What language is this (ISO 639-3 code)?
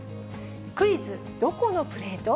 jpn